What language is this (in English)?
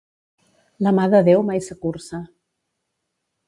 Catalan